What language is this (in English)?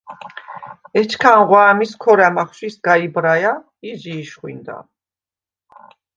Svan